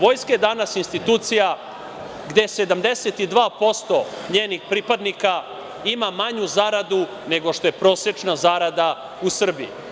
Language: Serbian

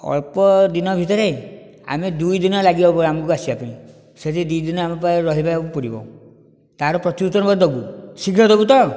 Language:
Odia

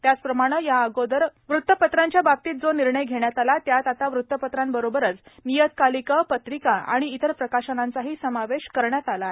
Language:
Marathi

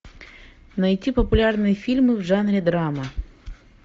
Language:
Russian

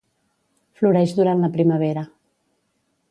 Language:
Catalan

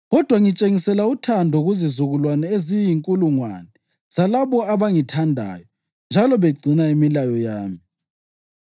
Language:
North Ndebele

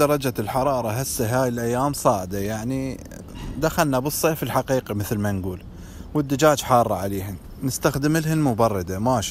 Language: Arabic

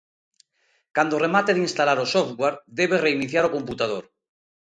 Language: Galician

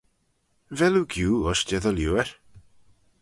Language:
Manx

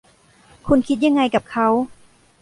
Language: Thai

